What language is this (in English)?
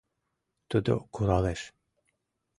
Mari